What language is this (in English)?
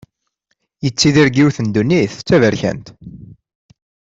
Kabyle